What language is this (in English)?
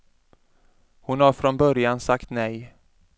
Swedish